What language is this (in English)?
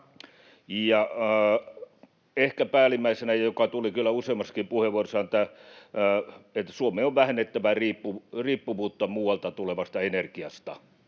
Finnish